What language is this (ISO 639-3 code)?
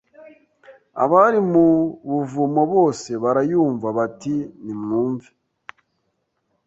kin